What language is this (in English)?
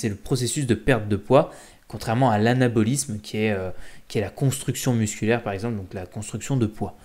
French